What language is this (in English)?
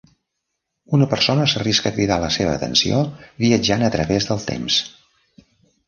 Catalan